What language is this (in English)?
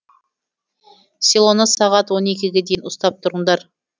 Kazakh